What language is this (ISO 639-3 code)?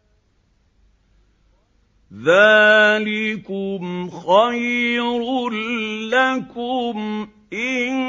ara